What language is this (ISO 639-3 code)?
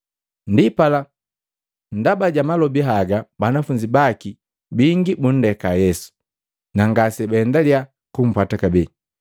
mgv